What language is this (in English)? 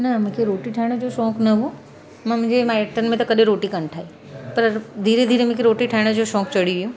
Sindhi